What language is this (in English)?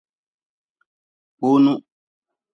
Nawdm